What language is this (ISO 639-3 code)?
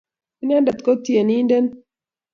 kln